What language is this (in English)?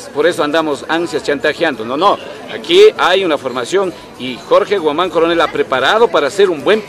Spanish